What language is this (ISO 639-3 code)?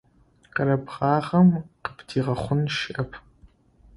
ady